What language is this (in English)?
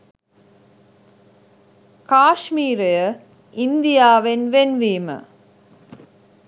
Sinhala